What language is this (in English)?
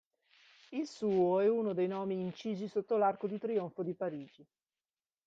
Italian